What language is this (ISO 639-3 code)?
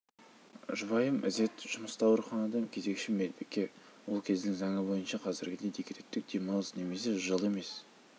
kaz